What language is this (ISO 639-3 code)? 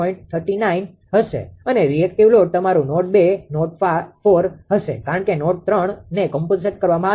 guj